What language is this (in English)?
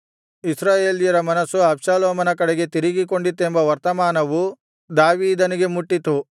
Kannada